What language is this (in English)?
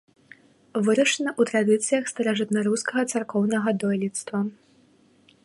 Belarusian